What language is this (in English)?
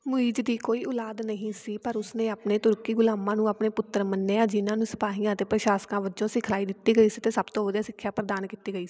Punjabi